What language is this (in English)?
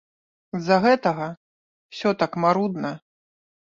Belarusian